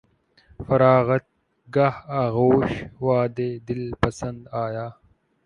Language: Urdu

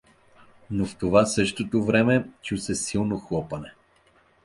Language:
Bulgarian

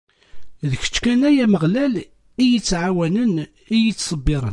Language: Kabyle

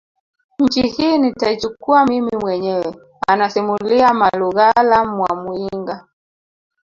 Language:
Swahili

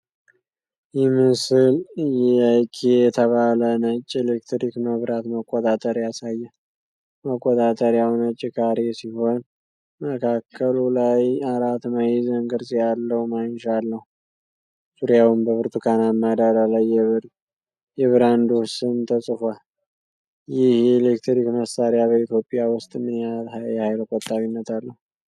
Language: Amharic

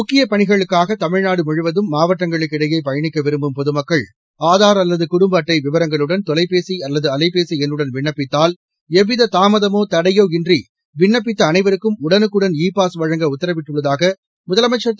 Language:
Tamil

